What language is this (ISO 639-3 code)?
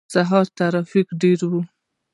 pus